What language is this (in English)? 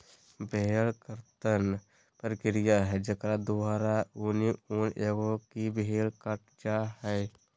Magahi